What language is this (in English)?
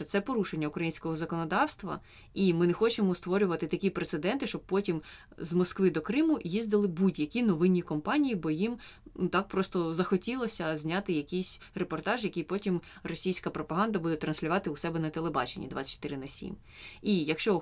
Ukrainian